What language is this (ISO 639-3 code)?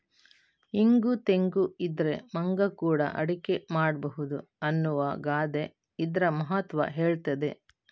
kan